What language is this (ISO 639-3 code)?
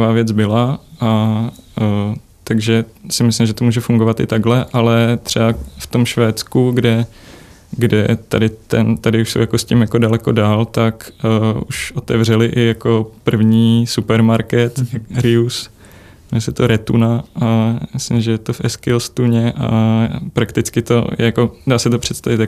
ces